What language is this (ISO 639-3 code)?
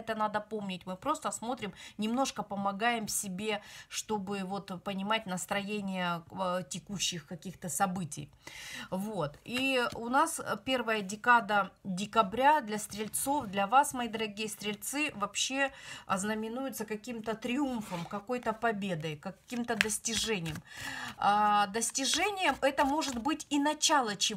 rus